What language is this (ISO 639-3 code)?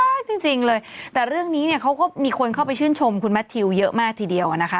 tha